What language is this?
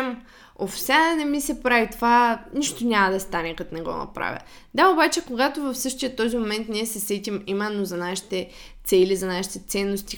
Bulgarian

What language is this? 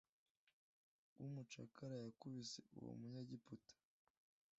Kinyarwanda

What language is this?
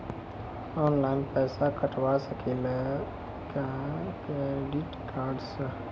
Maithili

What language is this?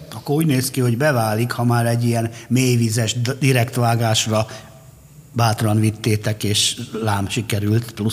Hungarian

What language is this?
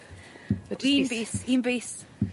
Welsh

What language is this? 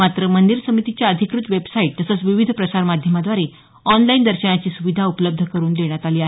Marathi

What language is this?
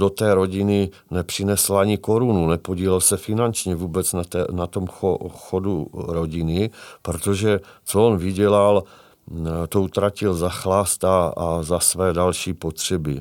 Czech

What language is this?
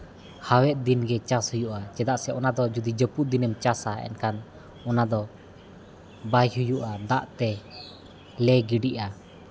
Santali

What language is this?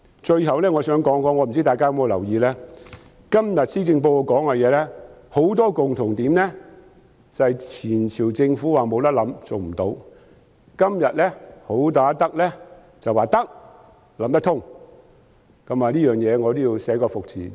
Cantonese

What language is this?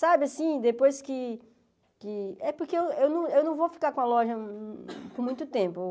Portuguese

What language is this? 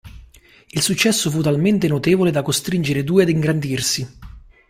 Italian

